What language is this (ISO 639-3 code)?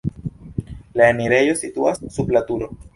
epo